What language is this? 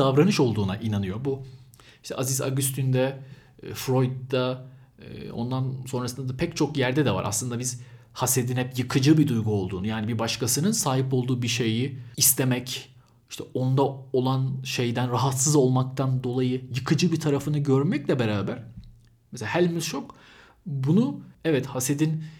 Turkish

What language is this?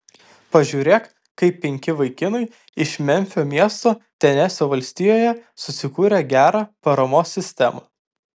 Lithuanian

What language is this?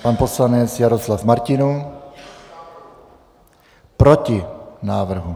Czech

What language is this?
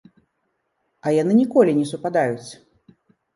Belarusian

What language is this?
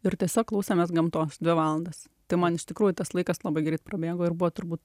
Lithuanian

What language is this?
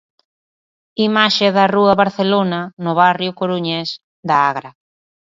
Galician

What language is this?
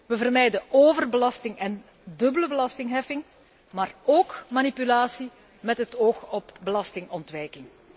Dutch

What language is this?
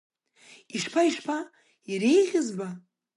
Abkhazian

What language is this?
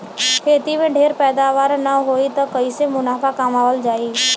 Bhojpuri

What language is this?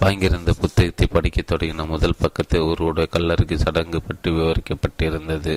Tamil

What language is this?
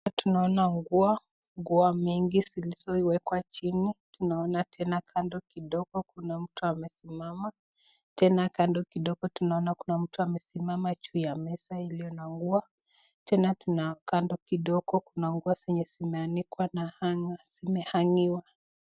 Swahili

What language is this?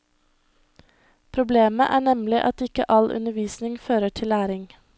Norwegian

